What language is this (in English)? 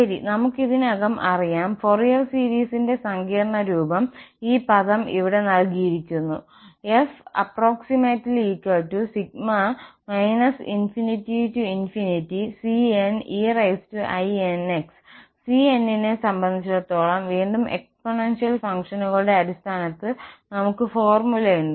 Malayalam